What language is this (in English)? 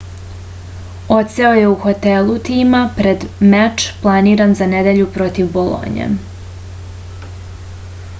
Serbian